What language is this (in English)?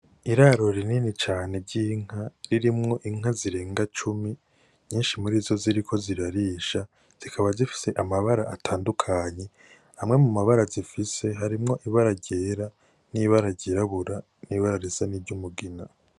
Rundi